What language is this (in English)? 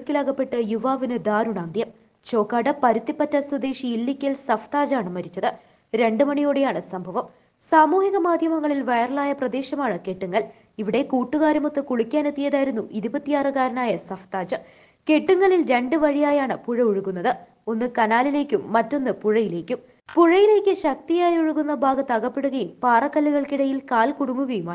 Malayalam